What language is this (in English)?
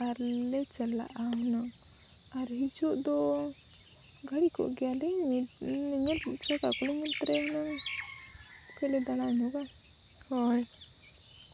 Santali